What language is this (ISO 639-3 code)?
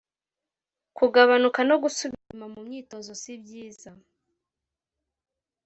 kin